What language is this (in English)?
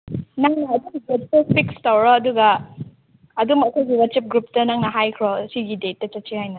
Manipuri